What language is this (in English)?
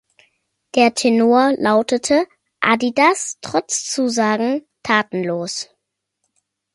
German